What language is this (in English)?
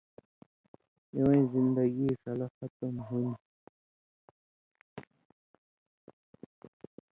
Indus Kohistani